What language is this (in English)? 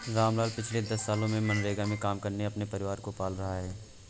Hindi